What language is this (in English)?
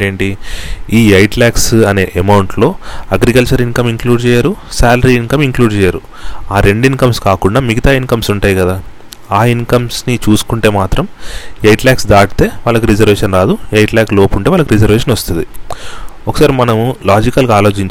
Telugu